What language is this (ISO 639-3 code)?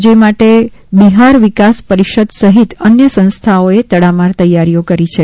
guj